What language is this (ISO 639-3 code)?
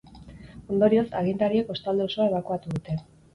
eus